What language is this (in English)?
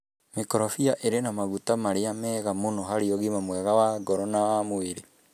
Kikuyu